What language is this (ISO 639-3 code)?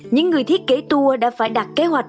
vie